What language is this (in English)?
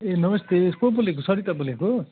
Nepali